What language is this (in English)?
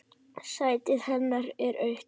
Icelandic